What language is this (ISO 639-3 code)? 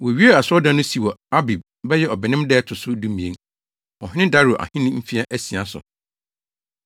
aka